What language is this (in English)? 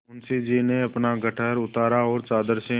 Hindi